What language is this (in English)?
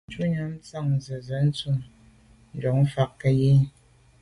Medumba